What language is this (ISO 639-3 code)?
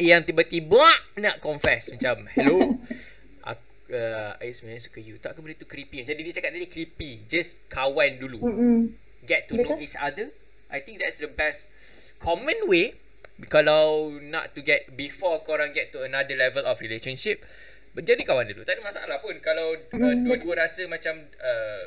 msa